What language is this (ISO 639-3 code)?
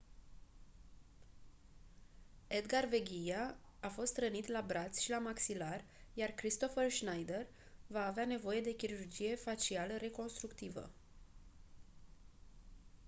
ron